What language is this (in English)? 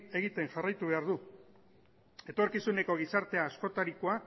Basque